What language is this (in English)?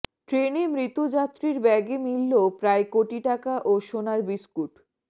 Bangla